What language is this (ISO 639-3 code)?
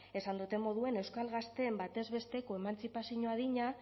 eus